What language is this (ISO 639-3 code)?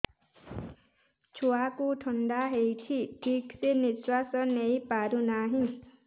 ori